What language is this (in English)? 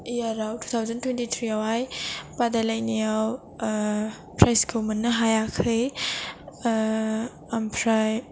Bodo